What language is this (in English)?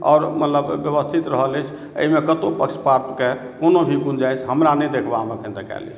Maithili